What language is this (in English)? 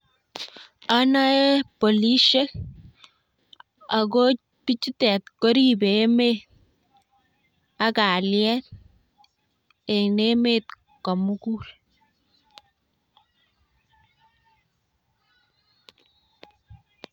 Kalenjin